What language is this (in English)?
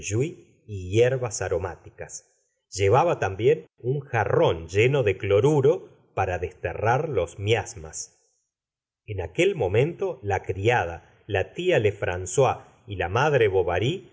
Spanish